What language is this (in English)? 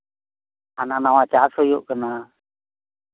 Santali